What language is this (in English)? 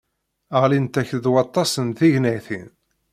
Kabyle